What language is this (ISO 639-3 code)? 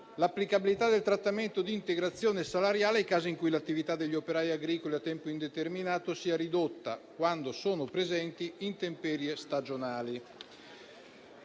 ita